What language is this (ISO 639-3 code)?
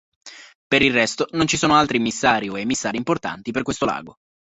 ita